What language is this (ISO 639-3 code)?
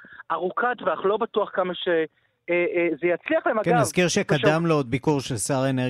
heb